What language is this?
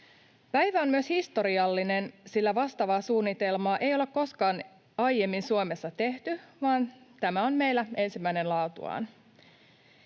Finnish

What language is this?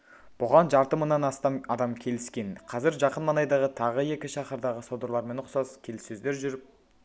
Kazakh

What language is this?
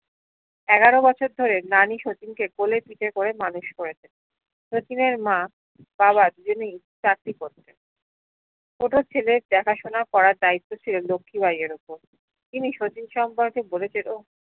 Bangla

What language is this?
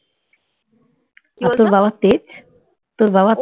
Bangla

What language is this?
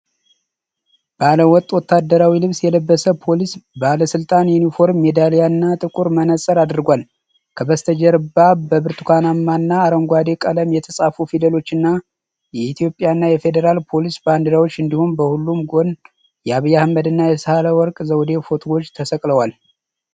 Amharic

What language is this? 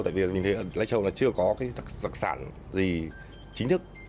Vietnamese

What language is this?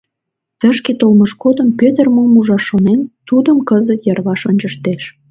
Mari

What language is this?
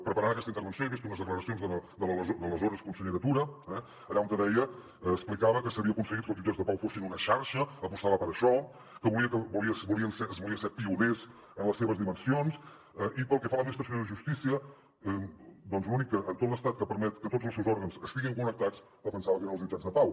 Catalan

